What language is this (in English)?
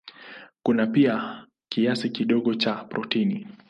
Swahili